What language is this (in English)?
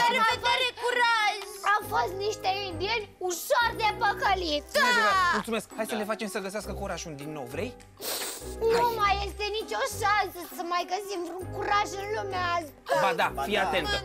Romanian